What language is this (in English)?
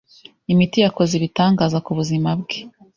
Kinyarwanda